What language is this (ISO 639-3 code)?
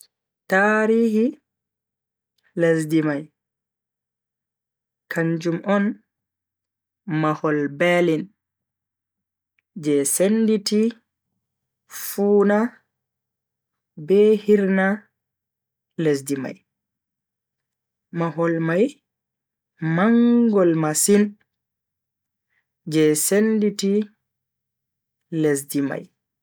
fui